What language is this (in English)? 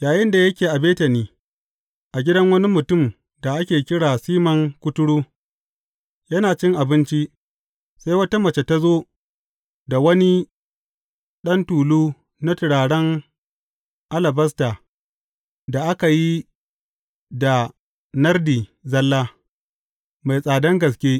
Hausa